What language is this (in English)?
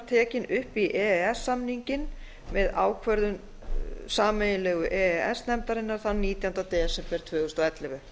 Icelandic